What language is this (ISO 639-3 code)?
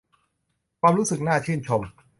tha